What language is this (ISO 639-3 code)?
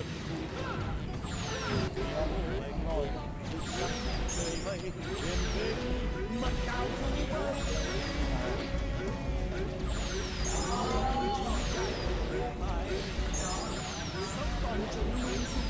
vie